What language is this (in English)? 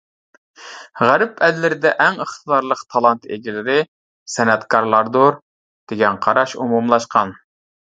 Uyghur